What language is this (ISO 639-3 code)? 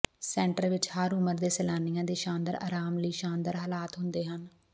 pan